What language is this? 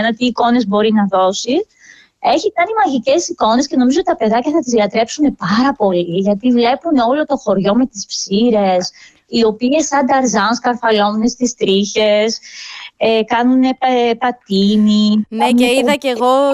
Greek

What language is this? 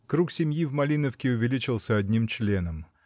Russian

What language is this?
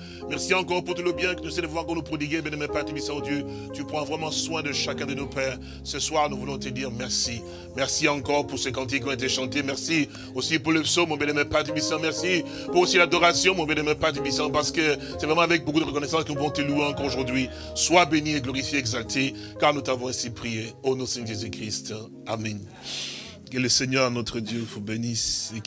French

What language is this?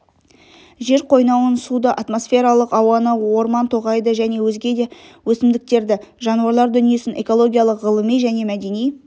Kazakh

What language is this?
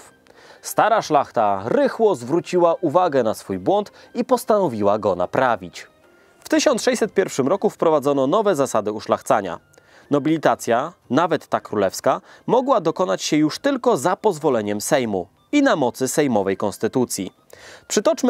Polish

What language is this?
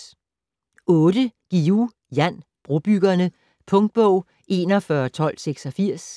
Danish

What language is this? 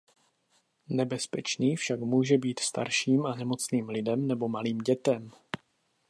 Czech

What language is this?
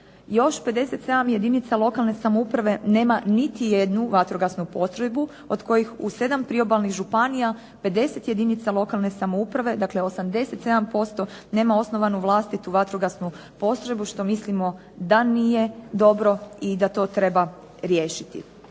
Croatian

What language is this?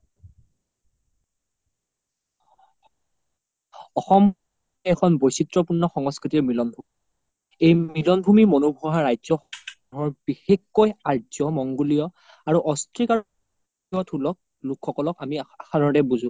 Assamese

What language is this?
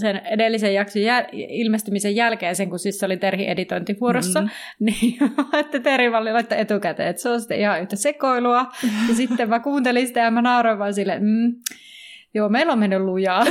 Finnish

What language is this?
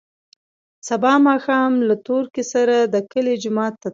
Pashto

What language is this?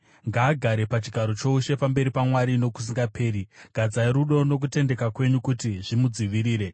Shona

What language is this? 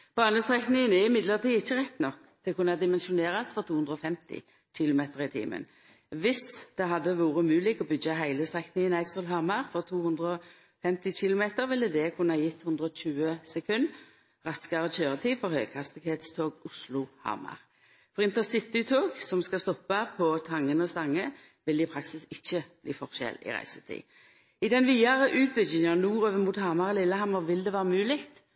Norwegian Nynorsk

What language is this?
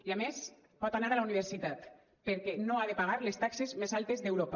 Catalan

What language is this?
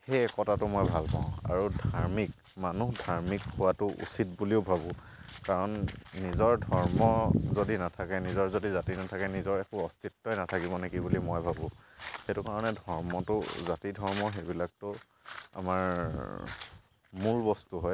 Assamese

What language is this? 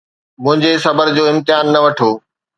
Sindhi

